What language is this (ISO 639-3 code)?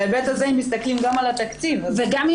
heb